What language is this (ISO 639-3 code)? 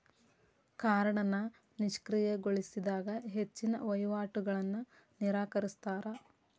kan